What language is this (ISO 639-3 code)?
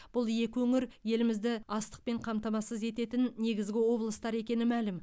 kaz